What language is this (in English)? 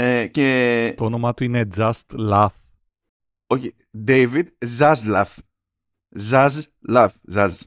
Greek